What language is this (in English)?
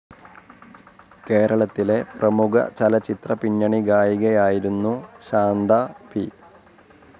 Malayalam